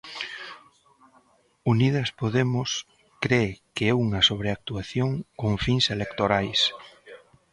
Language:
Galician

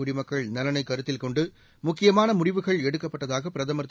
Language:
Tamil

